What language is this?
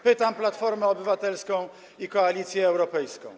Polish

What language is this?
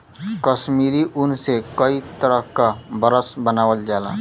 Bhojpuri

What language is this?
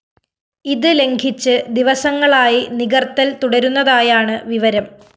Malayalam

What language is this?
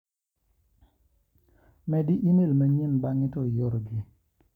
Luo (Kenya and Tanzania)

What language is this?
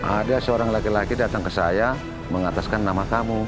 Indonesian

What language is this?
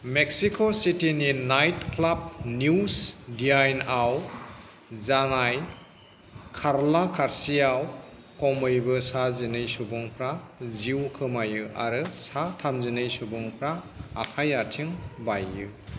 Bodo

